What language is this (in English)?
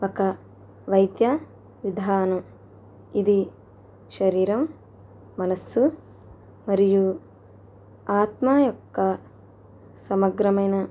Telugu